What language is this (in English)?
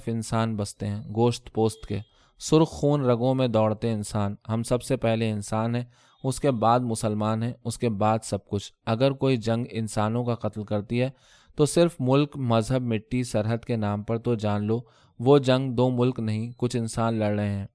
Urdu